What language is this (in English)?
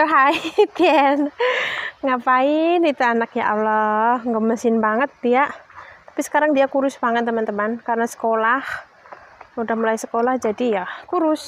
Indonesian